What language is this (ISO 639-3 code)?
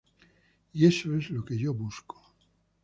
spa